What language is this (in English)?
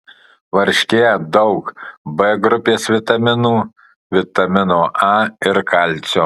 Lithuanian